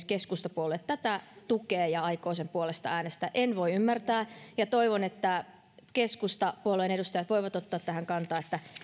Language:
Finnish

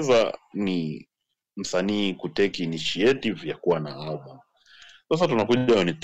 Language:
Swahili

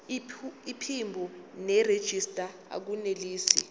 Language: Zulu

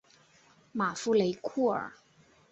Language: Chinese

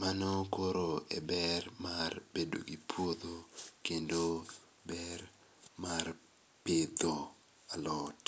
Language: Luo (Kenya and Tanzania)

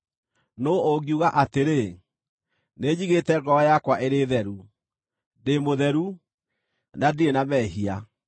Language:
Kikuyu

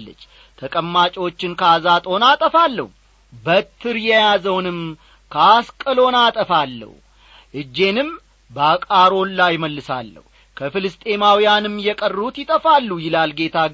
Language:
Amharic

